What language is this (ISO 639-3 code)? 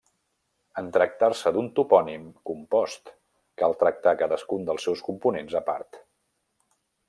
cat